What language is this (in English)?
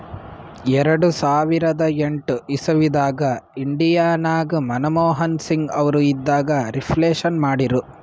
Kannada